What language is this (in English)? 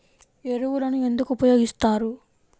Telugu